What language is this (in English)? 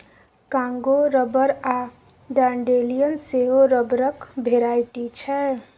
Maithili